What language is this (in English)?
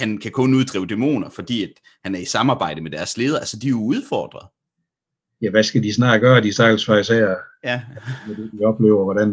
Danish